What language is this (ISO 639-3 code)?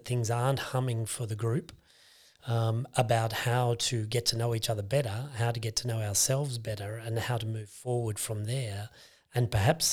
eng